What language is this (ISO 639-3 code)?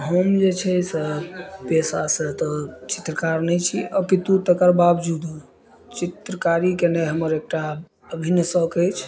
mai